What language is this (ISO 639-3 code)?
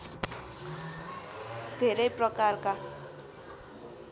nep